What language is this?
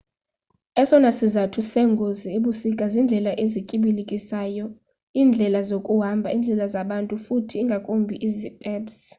Xhosa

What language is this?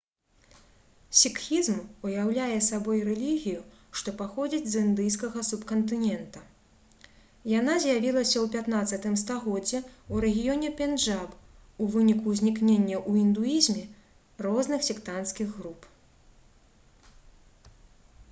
Belarusian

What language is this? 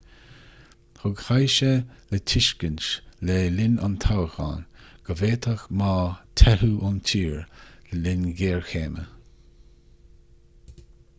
Irish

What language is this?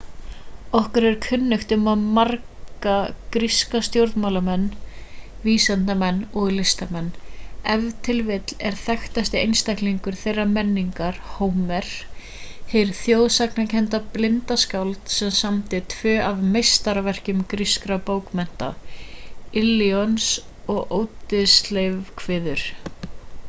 Icelandic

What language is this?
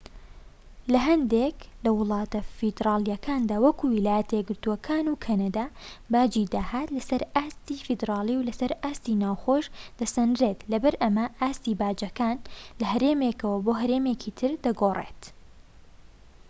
Central Kurdish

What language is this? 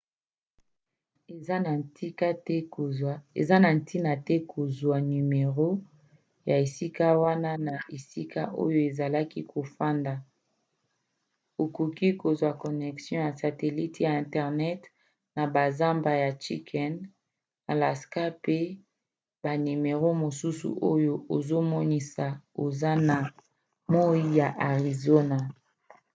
Lingala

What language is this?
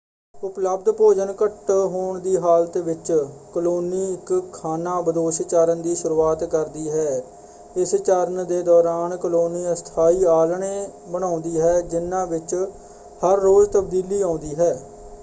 Punjabi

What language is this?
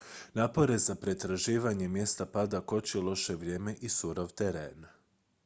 Croatian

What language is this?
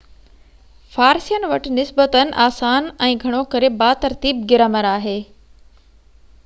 Sindhi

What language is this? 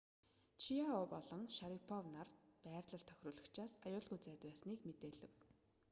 Mongolian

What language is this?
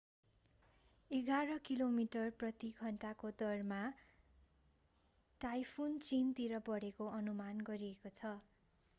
Nepali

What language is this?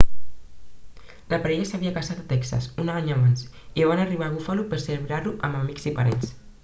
Catalan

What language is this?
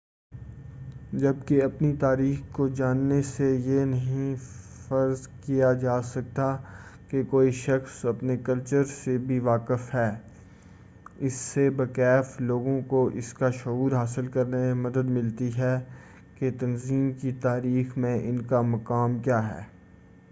Urdu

